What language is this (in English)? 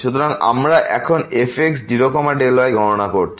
Bangla